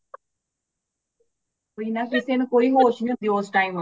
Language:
Punjabi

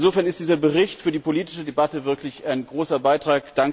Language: German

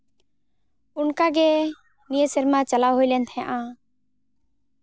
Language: Santali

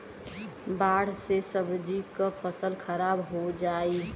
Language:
Bhojpuri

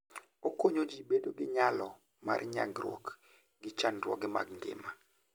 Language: Luo (Kenya and Tanzania)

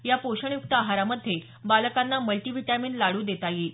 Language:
Marathi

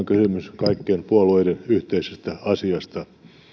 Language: Finnish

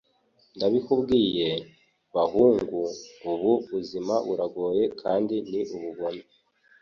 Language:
Kinyarwanda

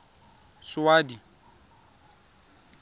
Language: Tswana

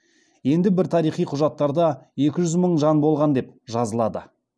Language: Kazakh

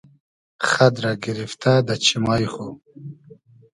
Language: Hazaragi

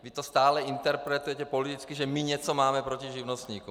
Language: Czech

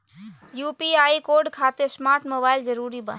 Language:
Magahi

